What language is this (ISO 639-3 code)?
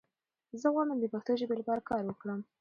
pus